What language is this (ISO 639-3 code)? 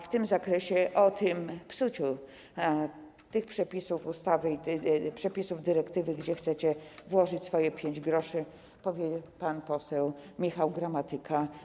pol